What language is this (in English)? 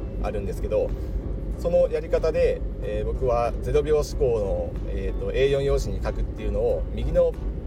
Japanese